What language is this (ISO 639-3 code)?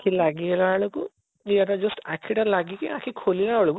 ori